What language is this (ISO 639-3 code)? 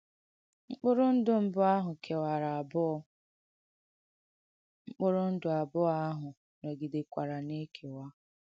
ibo